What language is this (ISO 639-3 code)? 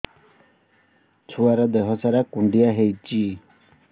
ori